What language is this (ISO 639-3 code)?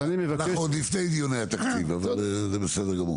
heb